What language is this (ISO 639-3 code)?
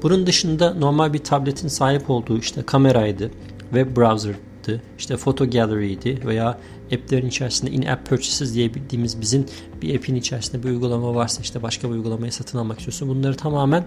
tur